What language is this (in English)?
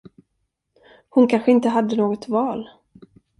Swedish